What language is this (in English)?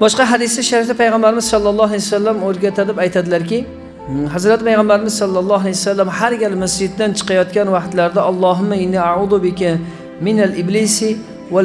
Turkish